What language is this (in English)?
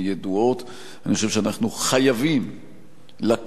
Hebrew